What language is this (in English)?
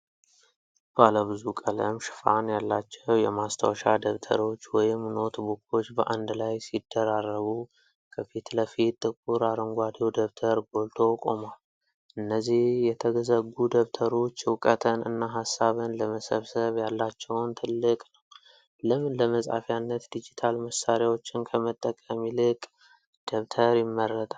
Amharic